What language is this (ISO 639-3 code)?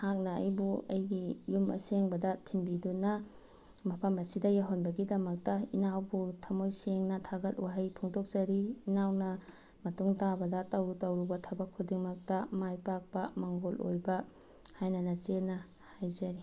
mni